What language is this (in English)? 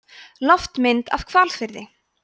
Icelandic